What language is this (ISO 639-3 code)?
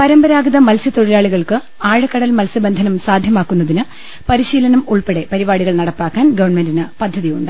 mal